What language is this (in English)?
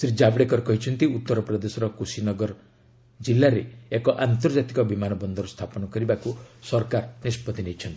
Odia